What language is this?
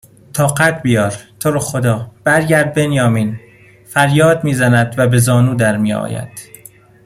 Persian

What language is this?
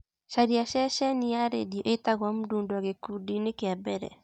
Kikuyu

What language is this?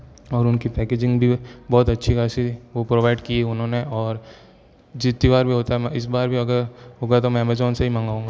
Hindi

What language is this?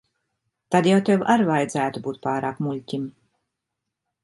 Latvian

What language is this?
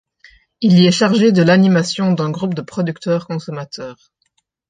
French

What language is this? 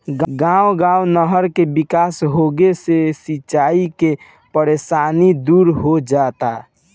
Bhojpuri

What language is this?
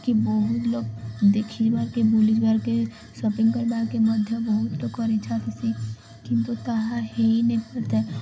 Odia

